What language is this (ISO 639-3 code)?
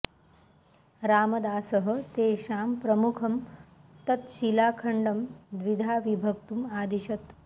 san